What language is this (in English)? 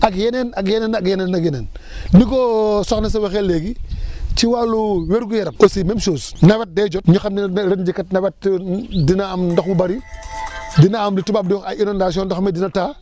Wolof